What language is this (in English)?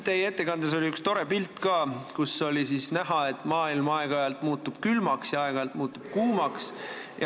Estonian